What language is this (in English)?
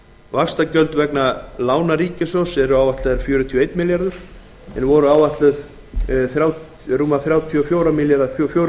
Icelandic